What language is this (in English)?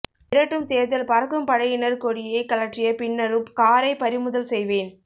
Tamil